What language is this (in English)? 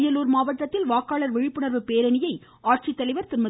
Tamil